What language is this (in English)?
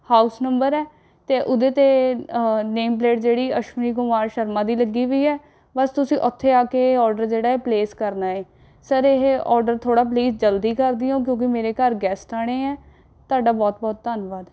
Punjabi